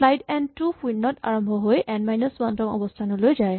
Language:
Assamese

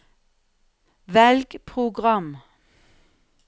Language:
Norwegian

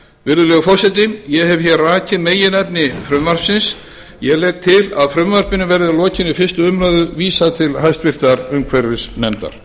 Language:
Icelandic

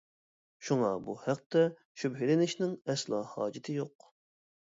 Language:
Uyghur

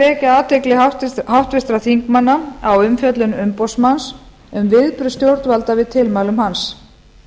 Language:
Icelandic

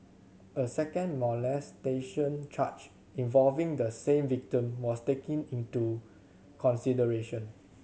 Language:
English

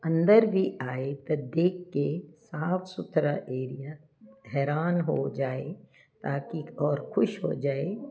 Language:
Punjabi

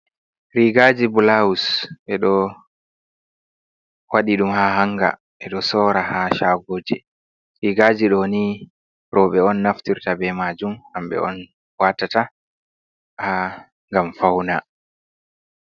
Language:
Fula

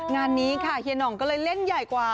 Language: Thai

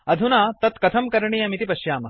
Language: Sanskrit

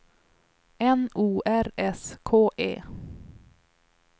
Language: Swedish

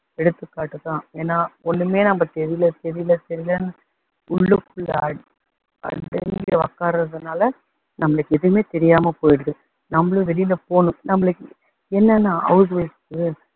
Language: Tamil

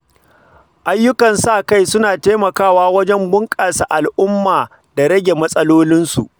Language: Hausa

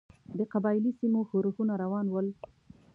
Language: Pashto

